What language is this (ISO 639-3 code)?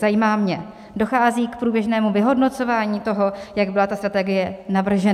ces